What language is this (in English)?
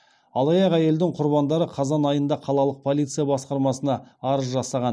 Kazakh